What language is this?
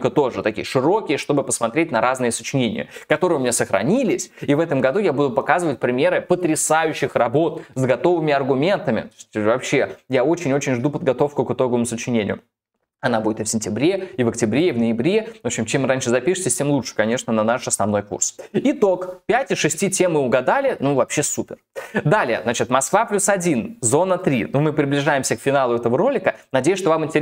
Russian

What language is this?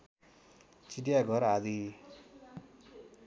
Nepali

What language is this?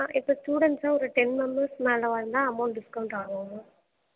Tamil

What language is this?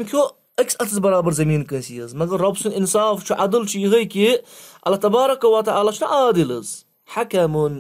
Arabic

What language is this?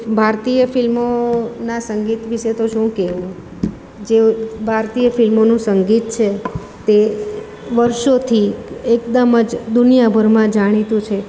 Gujarati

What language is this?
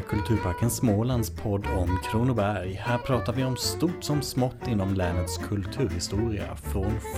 Swedish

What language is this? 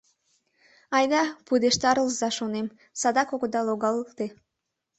Mari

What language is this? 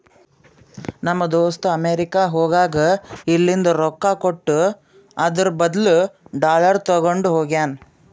Kannada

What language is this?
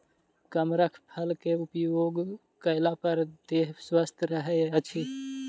Maithili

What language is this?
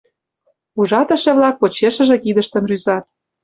Mari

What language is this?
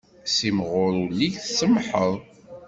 Kabyle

